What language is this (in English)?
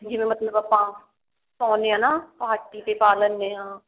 Punjabi